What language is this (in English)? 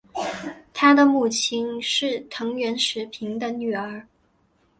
Chinese